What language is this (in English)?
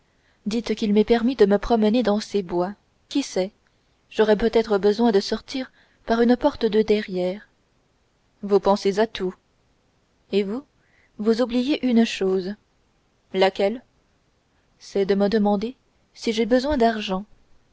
French